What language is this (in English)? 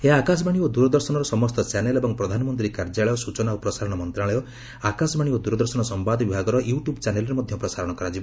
Odia